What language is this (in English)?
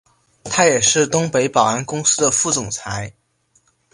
Chinese